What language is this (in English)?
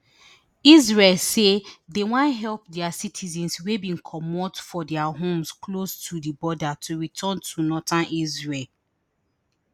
Nigerian Pidgin